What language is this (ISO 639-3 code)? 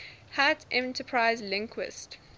eng